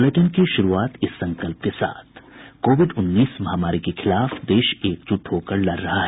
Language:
Hindi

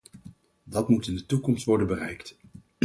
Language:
Dutch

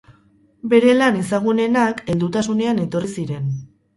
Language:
Basque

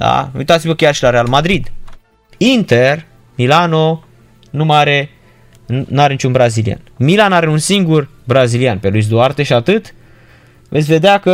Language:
Romanian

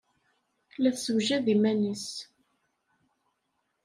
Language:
Kabyle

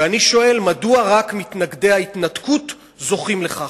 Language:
Hebrew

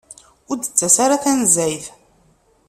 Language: Kabyle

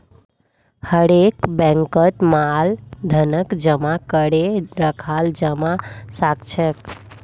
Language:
Magahi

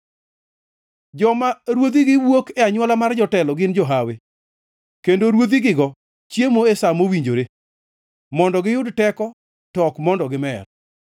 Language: Luo (Kenya and Tanzania)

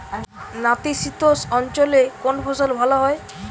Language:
Bangla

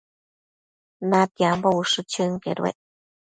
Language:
Matsés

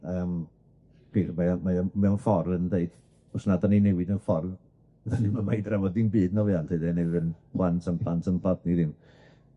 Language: Welsh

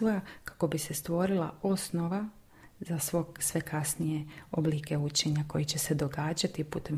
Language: Croatian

